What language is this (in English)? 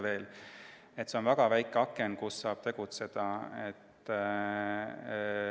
Estonian